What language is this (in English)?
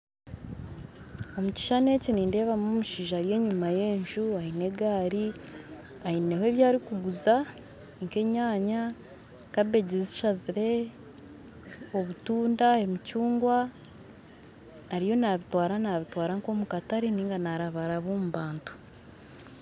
Nyankole